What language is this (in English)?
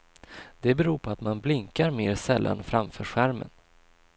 Swedish